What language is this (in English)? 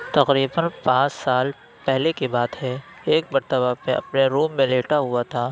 Urdu